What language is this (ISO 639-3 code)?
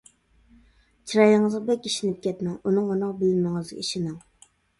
uig